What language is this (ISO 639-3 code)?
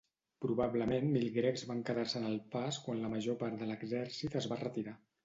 cat